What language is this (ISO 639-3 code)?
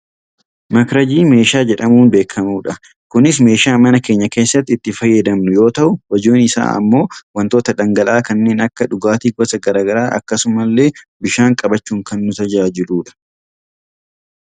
orm